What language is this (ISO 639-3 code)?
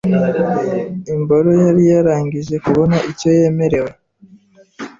kin